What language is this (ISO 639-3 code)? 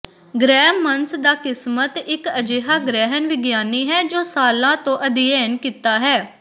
pan